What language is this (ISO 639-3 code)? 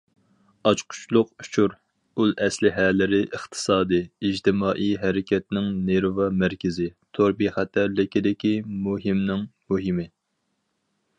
uig